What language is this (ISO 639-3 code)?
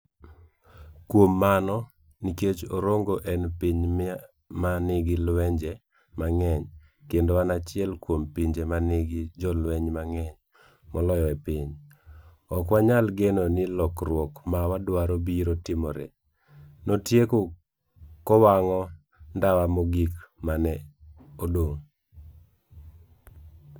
luo